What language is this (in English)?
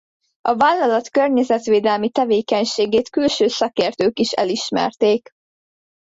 Hungarian